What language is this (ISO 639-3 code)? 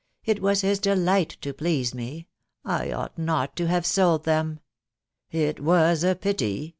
eng